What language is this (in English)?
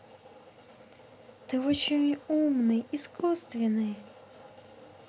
Russian